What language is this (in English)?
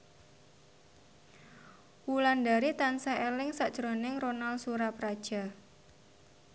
Javanese